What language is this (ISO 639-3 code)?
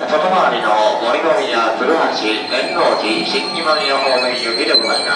jpn